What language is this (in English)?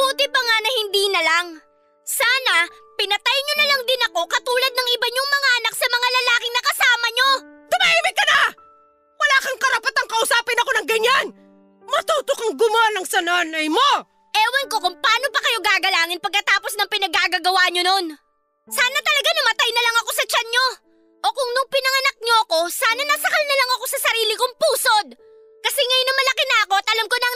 Filipino